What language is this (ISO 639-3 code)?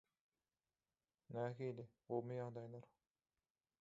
tuk